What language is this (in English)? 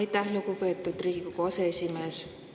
Estonian